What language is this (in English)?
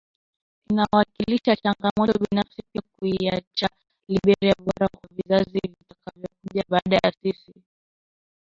Swahili